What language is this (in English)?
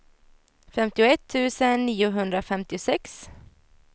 Swedish